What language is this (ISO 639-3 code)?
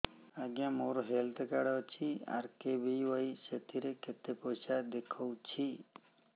ori